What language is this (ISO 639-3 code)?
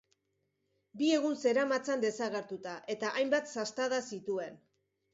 eus